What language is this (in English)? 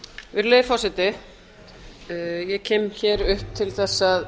Icelandic